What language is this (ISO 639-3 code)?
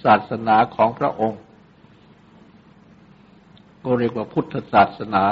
tha